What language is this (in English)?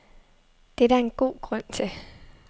Danish